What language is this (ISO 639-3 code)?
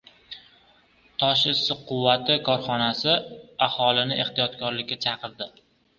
uzb